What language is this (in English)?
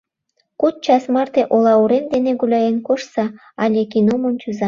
Mari